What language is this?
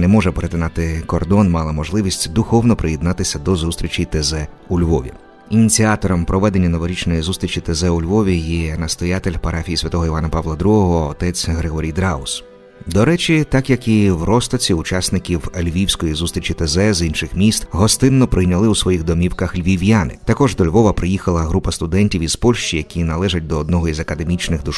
Ukrainian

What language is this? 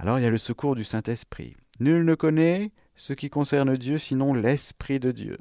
French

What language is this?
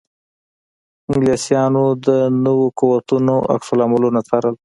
Pashto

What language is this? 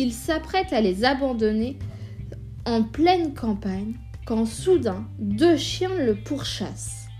French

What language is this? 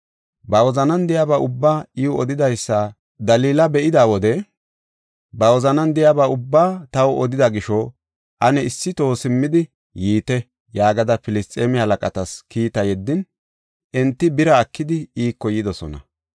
Gofa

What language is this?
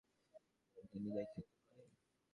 Bangla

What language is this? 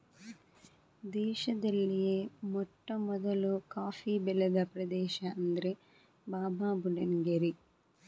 Kannada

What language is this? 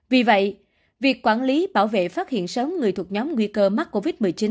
Vietnamese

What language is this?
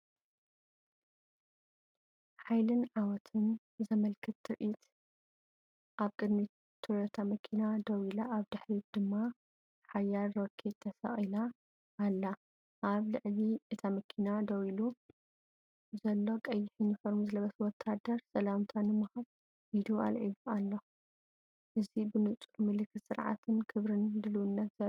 Tigrinya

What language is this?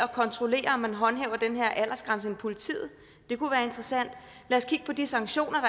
Danish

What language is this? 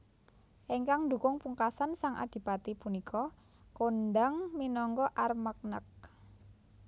Javanese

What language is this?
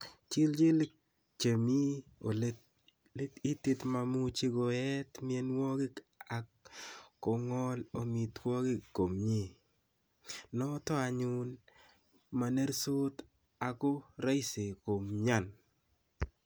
Kalenjin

